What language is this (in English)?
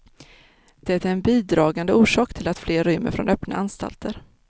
Swedish